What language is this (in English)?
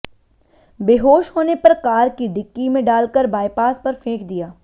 Hindi